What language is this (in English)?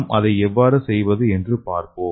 Tamil